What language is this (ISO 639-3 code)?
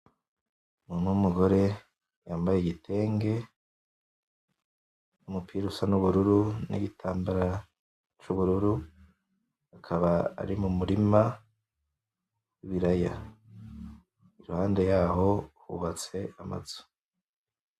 run